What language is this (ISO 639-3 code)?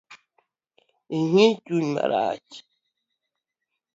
luo